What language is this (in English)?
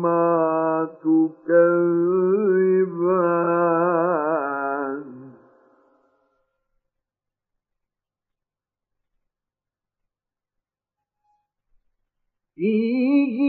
Arabic